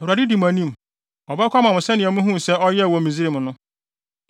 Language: Akan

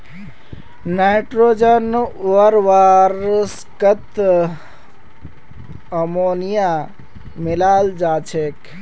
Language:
Magahi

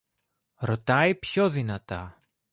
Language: Greek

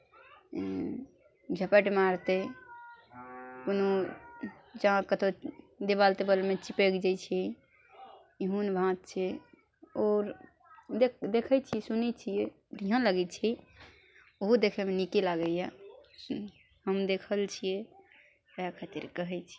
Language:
Maithili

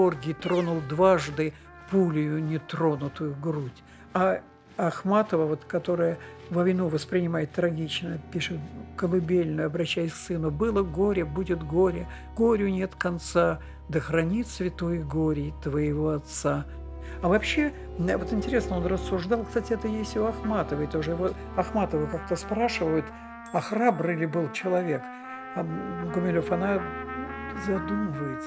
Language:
Russian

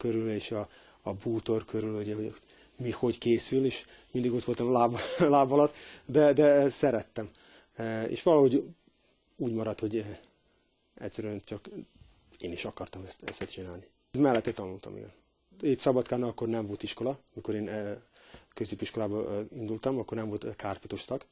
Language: Hungarian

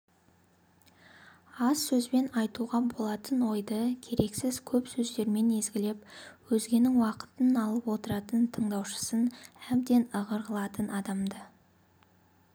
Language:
Kazakh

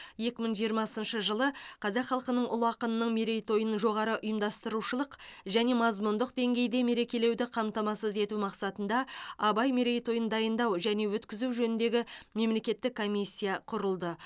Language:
Kazakh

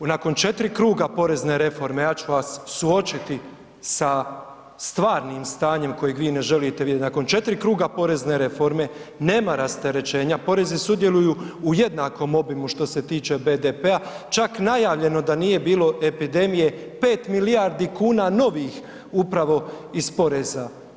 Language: Croatian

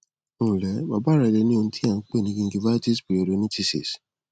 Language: Yoruba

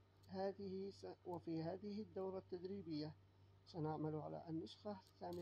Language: Arabic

